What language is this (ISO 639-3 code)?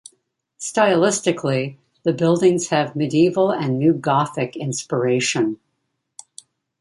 eng